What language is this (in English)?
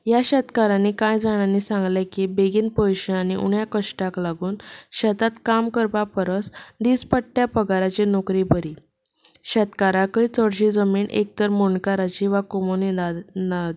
Konkani